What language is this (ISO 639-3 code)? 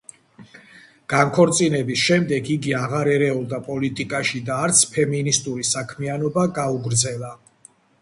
kat